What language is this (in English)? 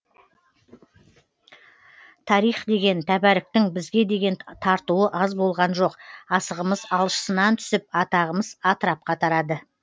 Kazakh